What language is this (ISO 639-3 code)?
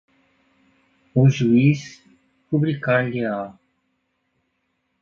por